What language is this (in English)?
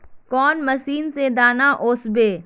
Magahi